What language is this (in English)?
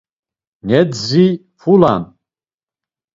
Laz